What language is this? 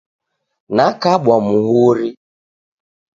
Taita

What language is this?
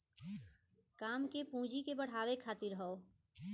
Bhojpuri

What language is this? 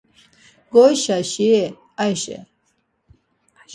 Laz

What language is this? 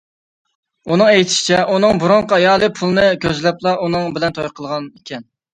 Uyghur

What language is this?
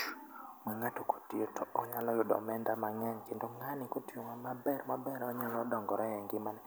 Luo (Kenya and Tanzania)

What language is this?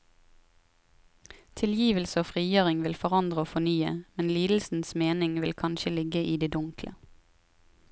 Norwegian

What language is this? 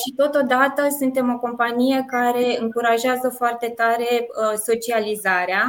Romanian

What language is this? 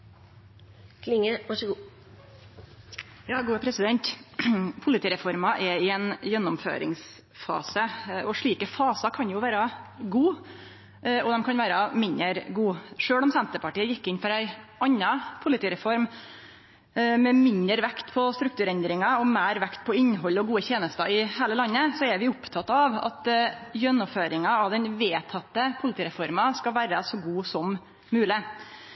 Norwegian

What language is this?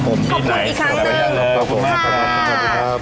Thai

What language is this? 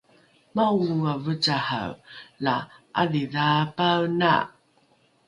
Rukai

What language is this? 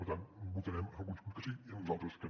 Catalan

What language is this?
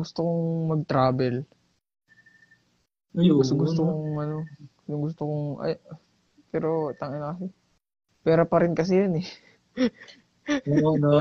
Filipino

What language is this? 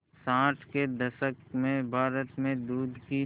Hindi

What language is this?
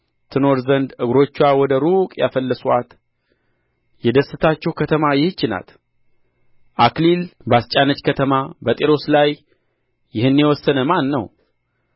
Amharic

